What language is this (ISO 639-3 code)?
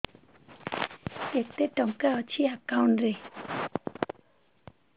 ori